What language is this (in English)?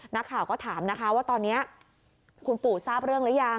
Thai